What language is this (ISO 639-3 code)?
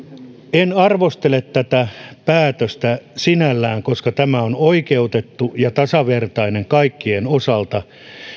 fin